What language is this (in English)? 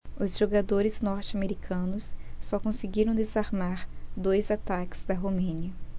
Portuguese